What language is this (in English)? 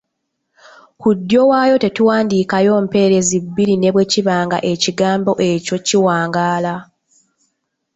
Ganda